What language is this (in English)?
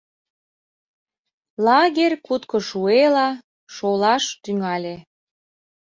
Mari